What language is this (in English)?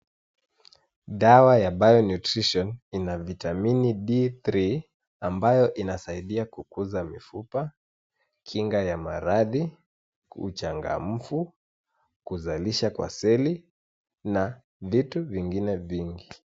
Swahili